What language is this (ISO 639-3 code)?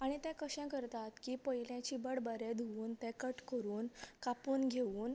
kok